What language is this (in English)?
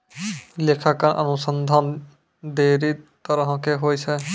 Maithili